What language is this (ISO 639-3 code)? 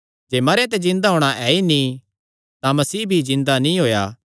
xnr